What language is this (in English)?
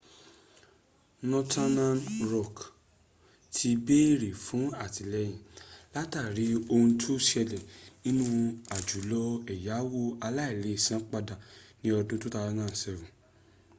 Yoruba